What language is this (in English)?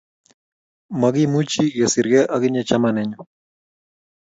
Kalenjin